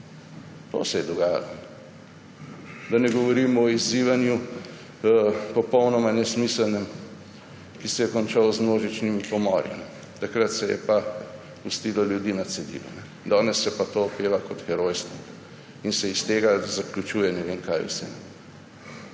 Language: Slovenian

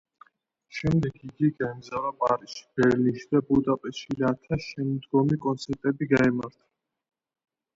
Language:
Georgian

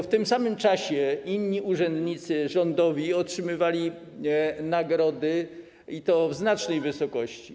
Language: Polish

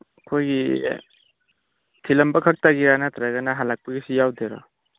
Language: Manipuri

